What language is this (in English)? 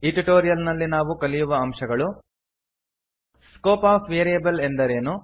Kannada